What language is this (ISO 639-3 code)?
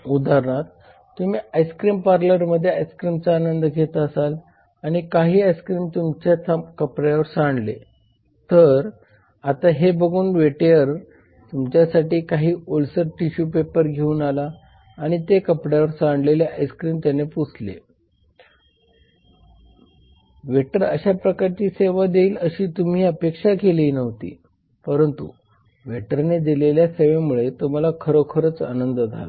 mar